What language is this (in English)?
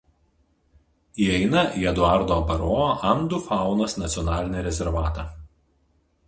Lithuanian